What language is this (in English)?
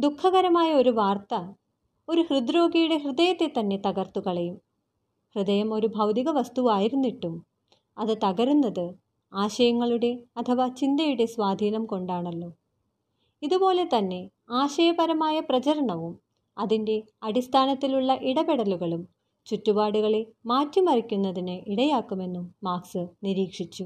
Malayalam